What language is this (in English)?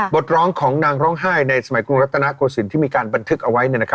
Thai